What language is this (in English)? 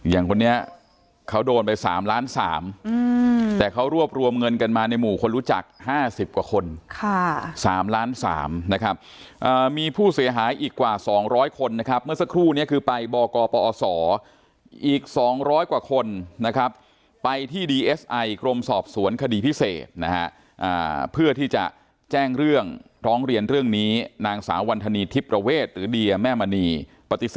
Thai